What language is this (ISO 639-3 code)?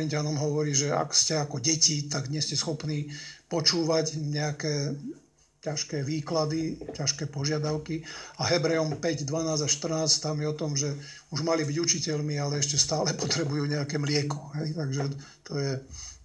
slk